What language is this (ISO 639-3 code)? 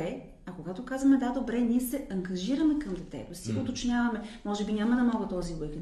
bul